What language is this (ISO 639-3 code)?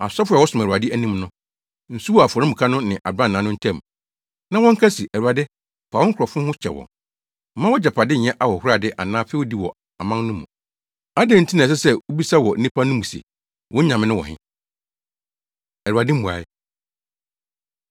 aka